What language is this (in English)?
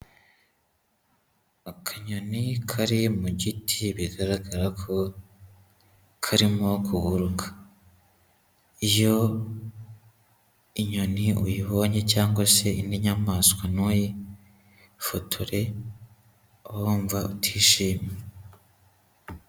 Kinyarwanda